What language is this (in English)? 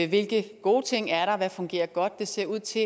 Danish